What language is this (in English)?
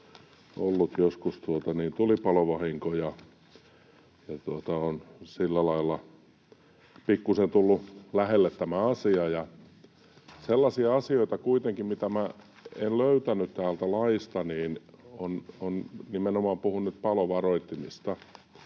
Finnish